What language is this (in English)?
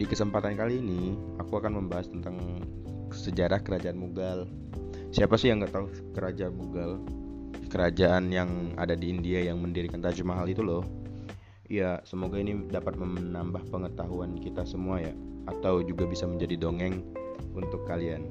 Indonesian